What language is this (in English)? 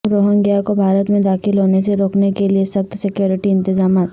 Urdu